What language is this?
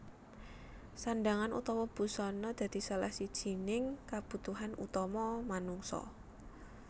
Javanese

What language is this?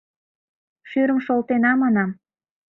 Mari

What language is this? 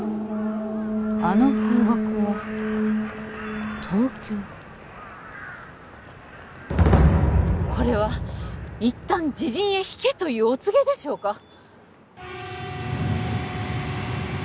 Japanese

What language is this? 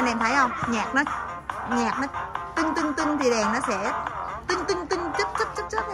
Vietnamese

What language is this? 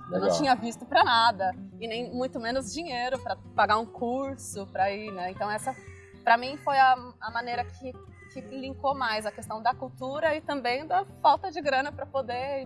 Portuguese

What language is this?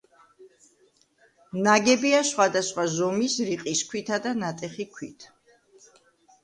Georgian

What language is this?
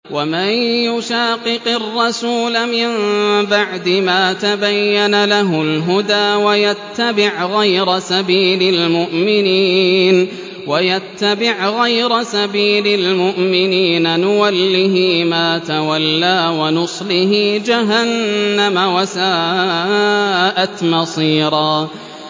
Arabic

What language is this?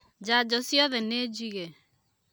Kikuyu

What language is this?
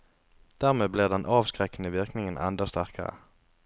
Norwegian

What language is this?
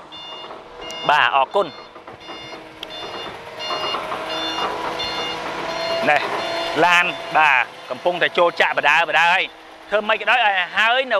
Vietnamese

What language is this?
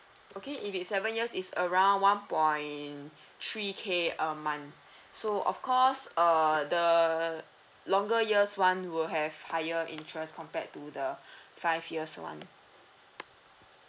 English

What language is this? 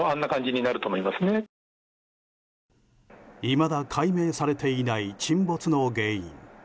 Japanese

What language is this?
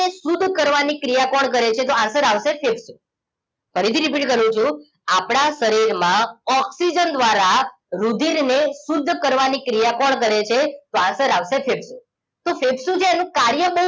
Gujarati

